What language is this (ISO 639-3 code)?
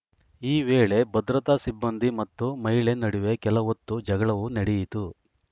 kan